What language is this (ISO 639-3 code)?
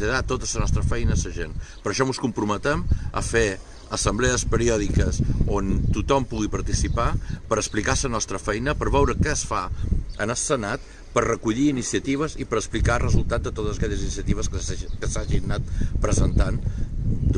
cat